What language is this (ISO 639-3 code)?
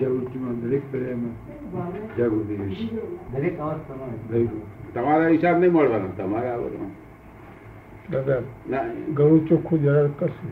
guj